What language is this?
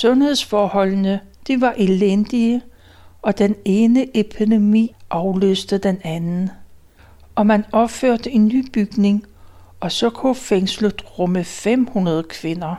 Danish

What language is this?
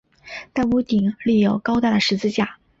Chinese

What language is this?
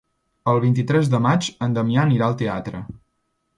Catalan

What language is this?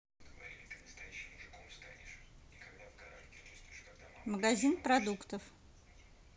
Russian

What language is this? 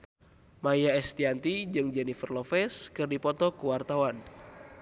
Sundanese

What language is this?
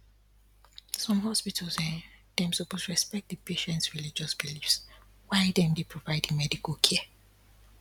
Nigerian Pidgin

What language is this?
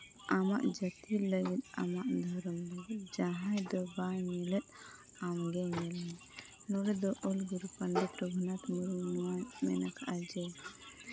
Santali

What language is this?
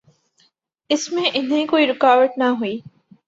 Urdu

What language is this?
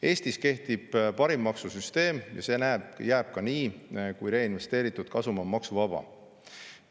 Estonian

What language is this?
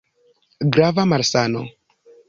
Esperanto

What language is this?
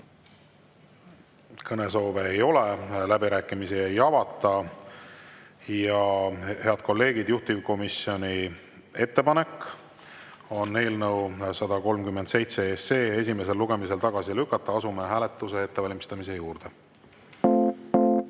Estonian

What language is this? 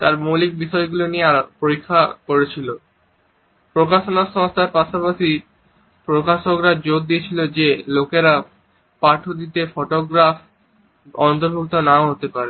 Bangla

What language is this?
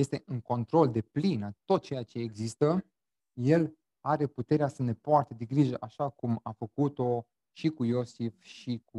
Romanian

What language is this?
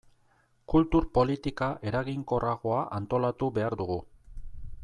Basque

